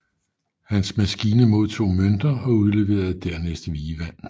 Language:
Danish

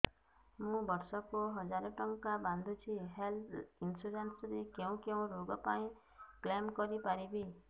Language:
Odia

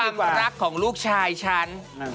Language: Thai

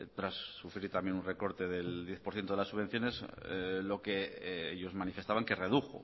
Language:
Spanish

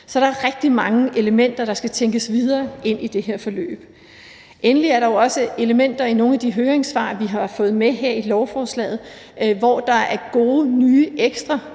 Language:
Danish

